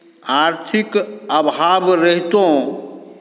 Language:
Maithili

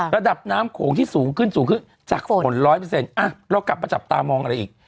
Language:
Thai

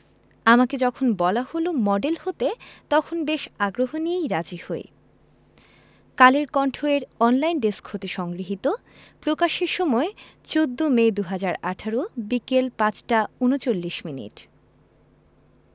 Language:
Bangla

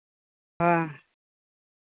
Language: Santali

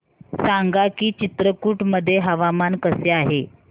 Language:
Marathi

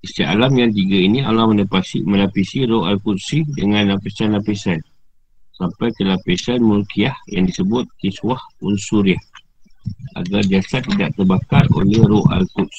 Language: Malay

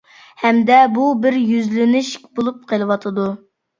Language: Uyghur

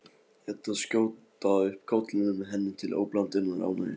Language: Icelandic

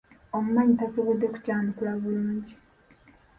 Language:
Ganda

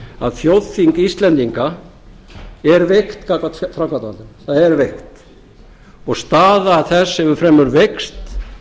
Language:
Icelandic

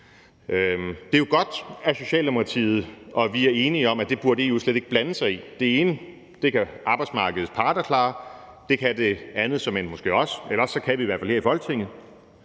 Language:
Danish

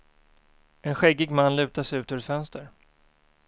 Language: Swedish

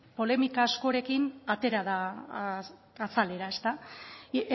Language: Basque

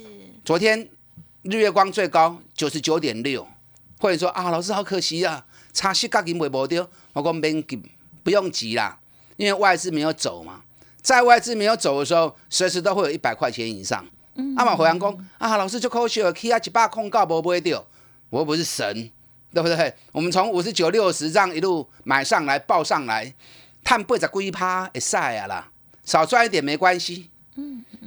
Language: Chinese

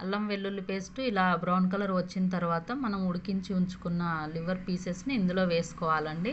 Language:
Telugu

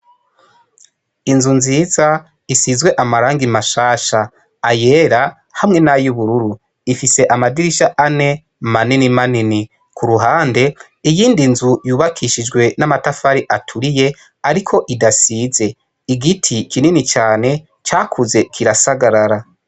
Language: Rundi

